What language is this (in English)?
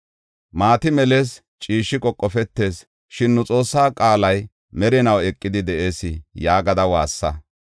Gofa